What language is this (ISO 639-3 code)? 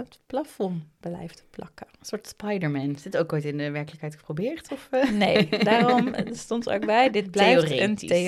nld